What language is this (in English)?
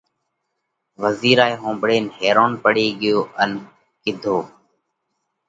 Parkari Koli